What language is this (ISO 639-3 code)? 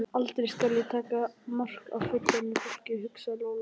isl